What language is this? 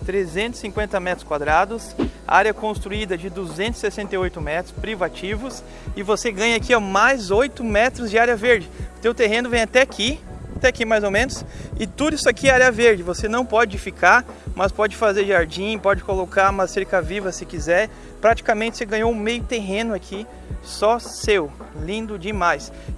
Portuguese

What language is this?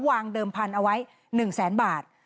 Thai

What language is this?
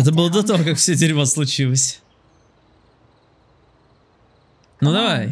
Russian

